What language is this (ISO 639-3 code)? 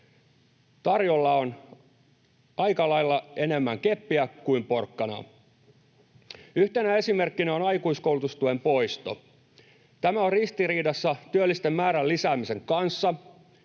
fin